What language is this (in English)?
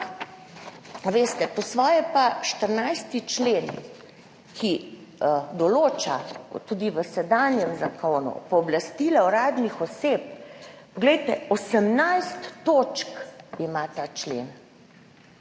Slovenian